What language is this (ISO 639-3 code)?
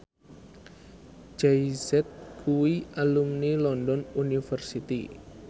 jav